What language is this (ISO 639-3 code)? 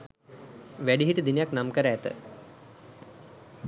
sin